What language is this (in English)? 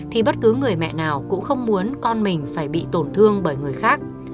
Vietnamese